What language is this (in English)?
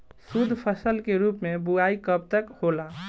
Bhojpuri